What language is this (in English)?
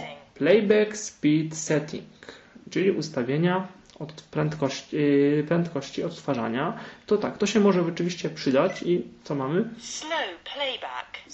Polish